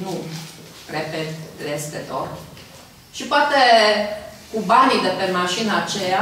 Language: Romanian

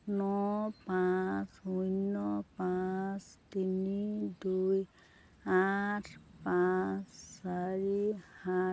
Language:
Assamese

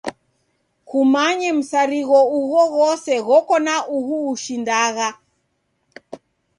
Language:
Taita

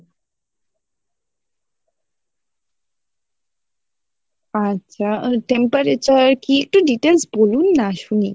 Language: Bangla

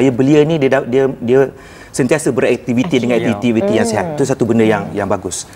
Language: Malay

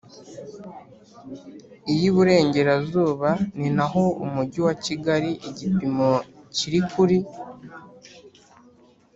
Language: Kinyarwanda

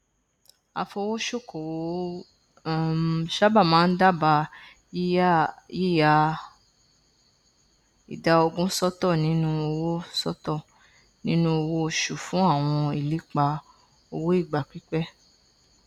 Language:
Yoruba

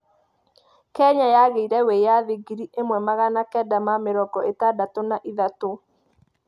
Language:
Kikuyu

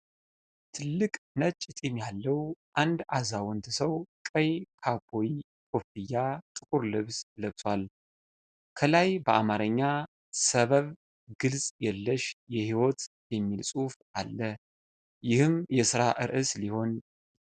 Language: Amharic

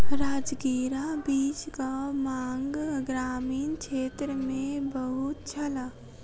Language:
Maithili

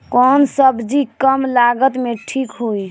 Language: Bhojpuri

